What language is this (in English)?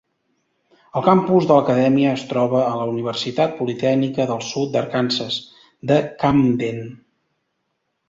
Catalan